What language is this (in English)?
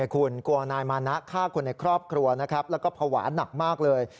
Thai